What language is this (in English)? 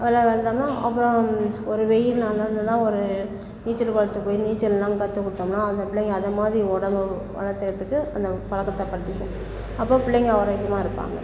Tamil